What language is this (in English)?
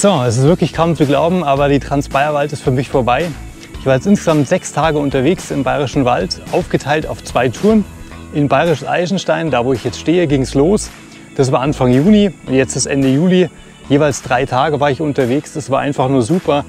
German